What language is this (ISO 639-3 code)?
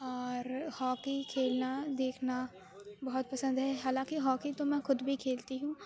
urd